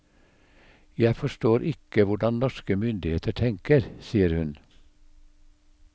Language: Norwegian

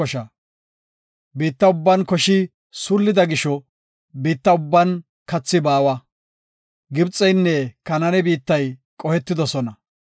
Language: Gofa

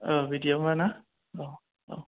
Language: Bodo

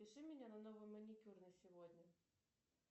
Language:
Russian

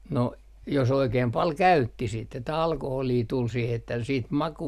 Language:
Finnish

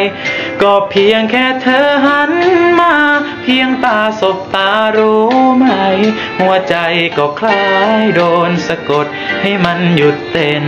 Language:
Thai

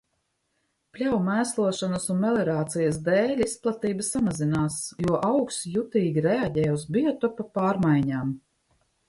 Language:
Latvian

